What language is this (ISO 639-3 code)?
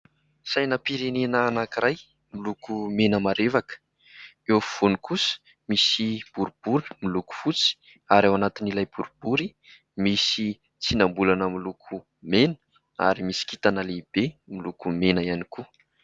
mlg